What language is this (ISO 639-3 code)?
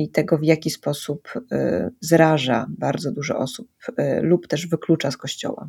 pol